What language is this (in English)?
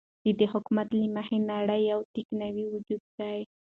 Pashto